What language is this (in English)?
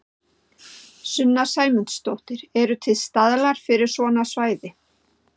Icelandic